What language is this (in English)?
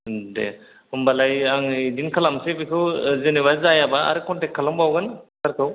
Bodo